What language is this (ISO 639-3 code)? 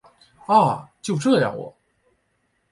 zho